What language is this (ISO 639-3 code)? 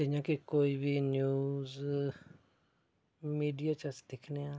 doi